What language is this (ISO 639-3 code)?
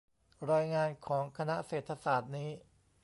tha